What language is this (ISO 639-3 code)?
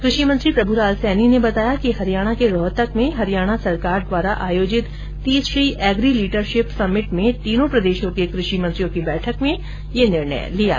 hin